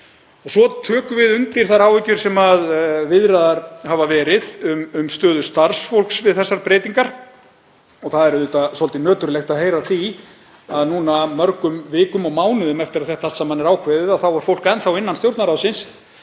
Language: Icelandic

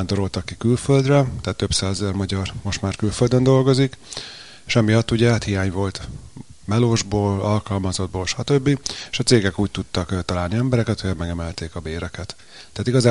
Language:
Hungarian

